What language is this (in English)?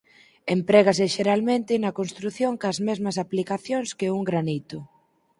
Galician